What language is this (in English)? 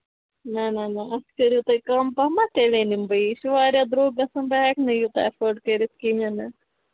Kashmiri